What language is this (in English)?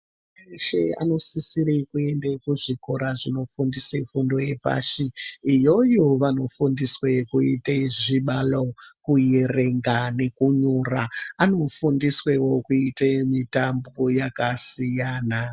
Ndau